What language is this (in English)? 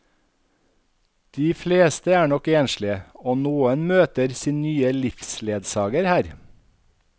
Norwegian